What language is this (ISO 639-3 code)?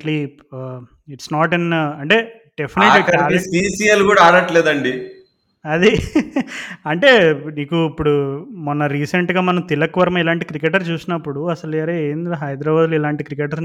tel